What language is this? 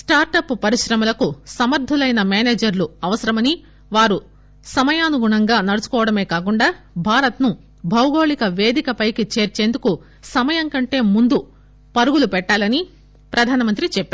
Telugu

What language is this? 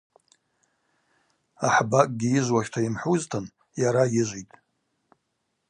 Abaza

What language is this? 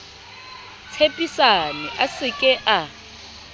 Southern Sotho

